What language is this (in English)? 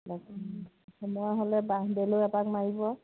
Assamese